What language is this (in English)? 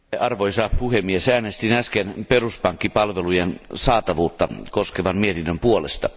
Finnish